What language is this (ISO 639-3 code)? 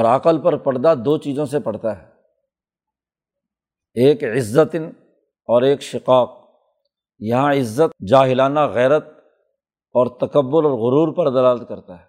urd